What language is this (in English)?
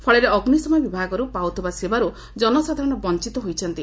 Odia